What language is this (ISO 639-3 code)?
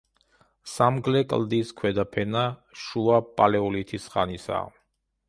kat